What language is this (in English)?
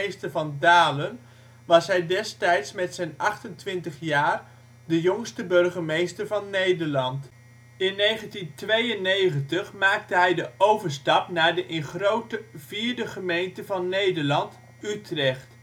Dutch